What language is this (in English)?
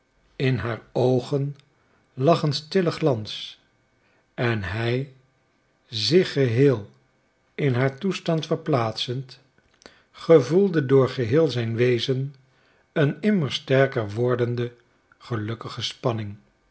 Dutch